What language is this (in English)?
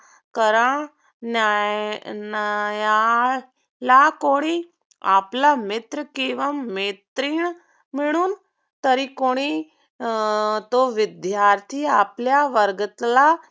Marathi